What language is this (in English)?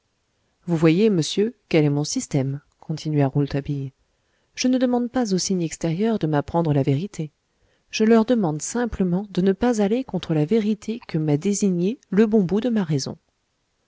French